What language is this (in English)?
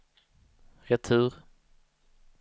Swedish